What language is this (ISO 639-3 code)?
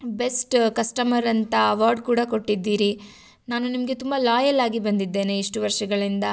kan